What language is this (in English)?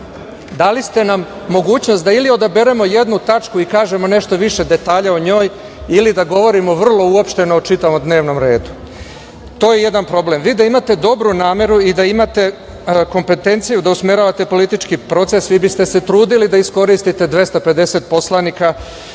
Serbian